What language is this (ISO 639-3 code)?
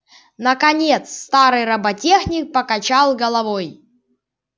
rus